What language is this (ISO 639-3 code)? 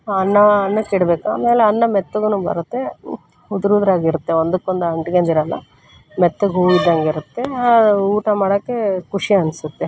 kan